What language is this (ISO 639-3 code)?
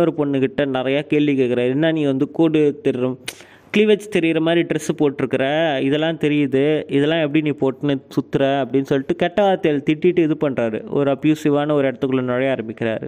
tam